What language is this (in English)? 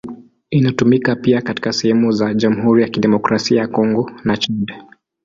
Swahili